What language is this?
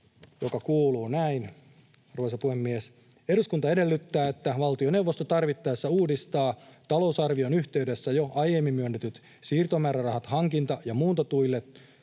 Finnish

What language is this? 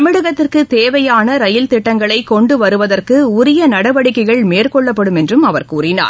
Tamil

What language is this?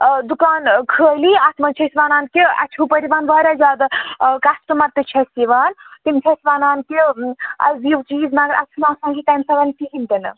Kashmiri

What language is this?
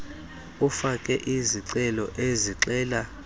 Xhosa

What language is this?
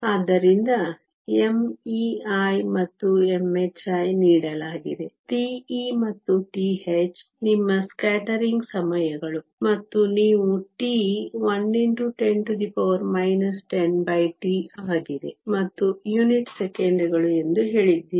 Kannada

